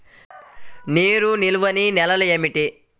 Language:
Telugu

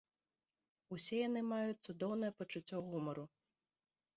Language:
Belarusian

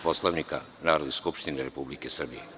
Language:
Serbian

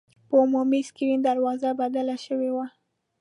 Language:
Pashto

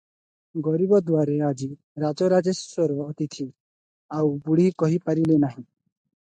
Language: Odia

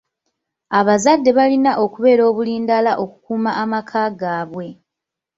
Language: Ganda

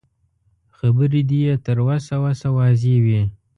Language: Pashto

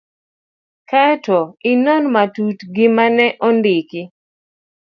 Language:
Luo (Kenya and Tanzania)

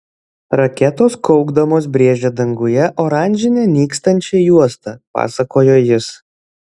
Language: Lithuanian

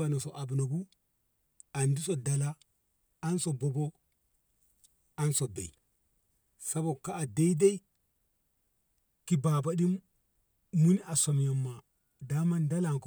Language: Ngamo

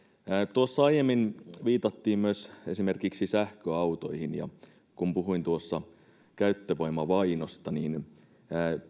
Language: Finnish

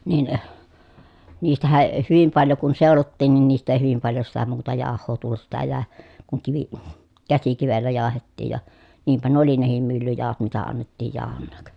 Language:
Finnish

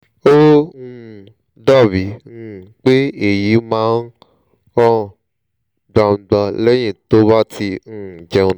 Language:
Yoruba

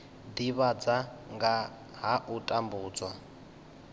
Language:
Venda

